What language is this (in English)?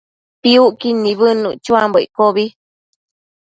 Matsés